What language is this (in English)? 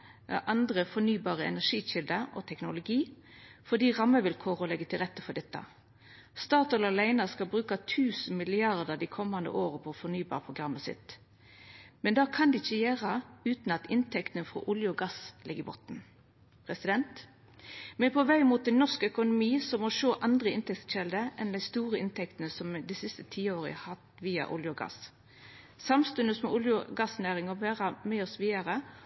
Norwegian Nynorsk